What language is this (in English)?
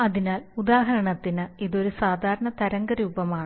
Malayalam